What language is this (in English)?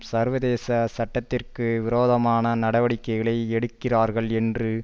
Tamil